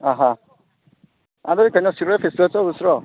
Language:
Manipuri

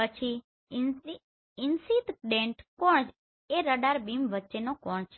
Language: Gujarati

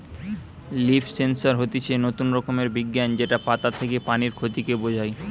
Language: Bangla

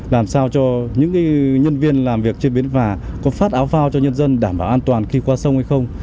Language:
Vietnamese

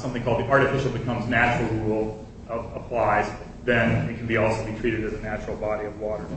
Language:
English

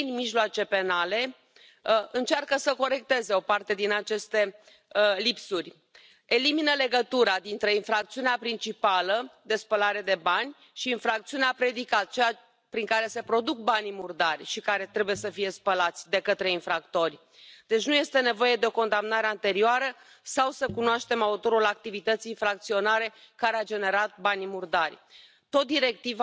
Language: Hungarian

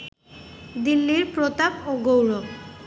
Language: Bangla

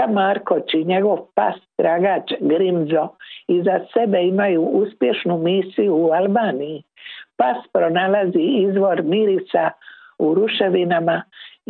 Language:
Croatian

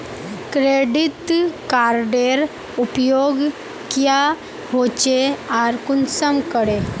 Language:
Magahi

